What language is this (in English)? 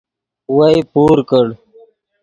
Yidgha